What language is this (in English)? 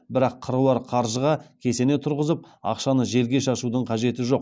Kazakh